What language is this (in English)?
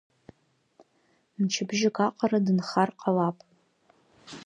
Abkhazian